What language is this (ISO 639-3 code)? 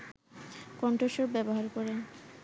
ben